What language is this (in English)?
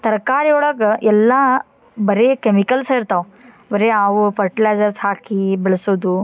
Kannada